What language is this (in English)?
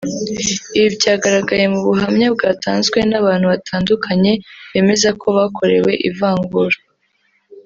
Kinyarwanda